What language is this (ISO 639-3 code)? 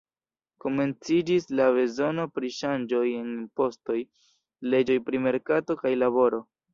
epo